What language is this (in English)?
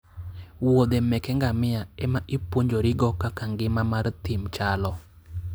Luo (Kenya and Tanzania)